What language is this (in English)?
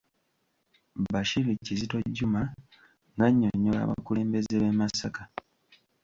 Ganda